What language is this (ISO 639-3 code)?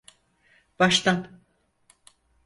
tur